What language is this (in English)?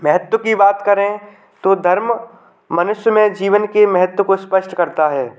Hindi